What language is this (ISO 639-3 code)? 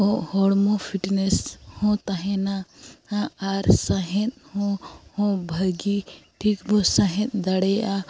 sat